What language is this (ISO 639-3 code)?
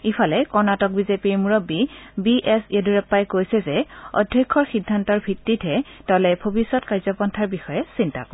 asm